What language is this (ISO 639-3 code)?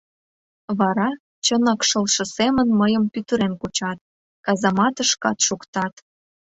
chm